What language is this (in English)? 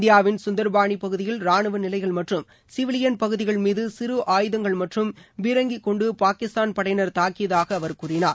Tamil